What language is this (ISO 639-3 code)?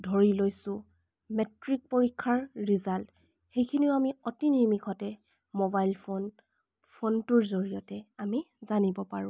asm